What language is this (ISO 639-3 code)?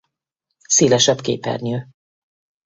hun